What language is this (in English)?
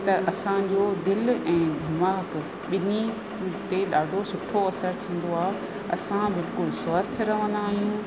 Sindhi